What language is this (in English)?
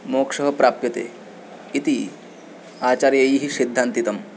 Sanskrit